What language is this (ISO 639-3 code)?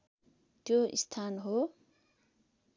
nep